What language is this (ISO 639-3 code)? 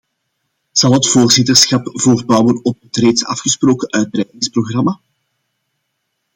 nld